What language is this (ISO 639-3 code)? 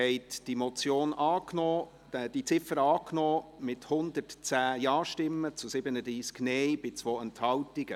gsw